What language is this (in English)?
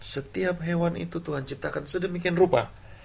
Indonesian